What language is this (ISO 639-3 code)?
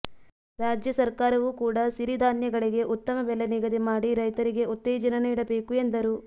kan